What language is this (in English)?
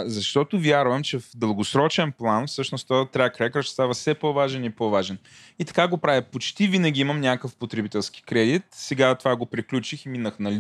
Bulgarian